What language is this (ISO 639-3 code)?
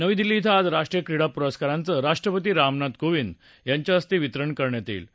mar